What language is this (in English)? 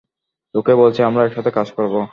Bangla